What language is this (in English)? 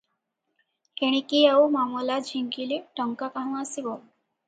Odia